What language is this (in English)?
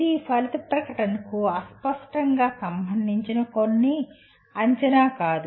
Telugu